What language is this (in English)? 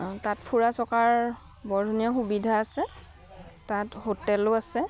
Assamese